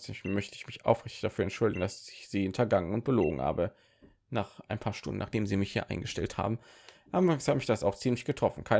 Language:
German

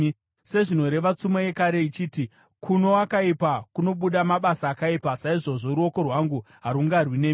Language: Shona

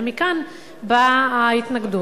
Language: Hebrew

